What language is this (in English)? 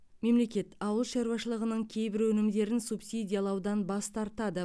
Kazakh